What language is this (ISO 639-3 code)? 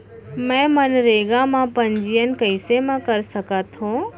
hne